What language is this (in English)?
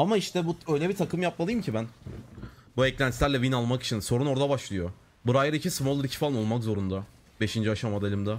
Turkish